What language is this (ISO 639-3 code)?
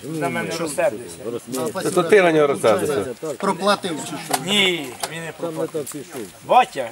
ukr